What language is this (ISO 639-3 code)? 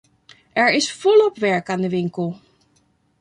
nld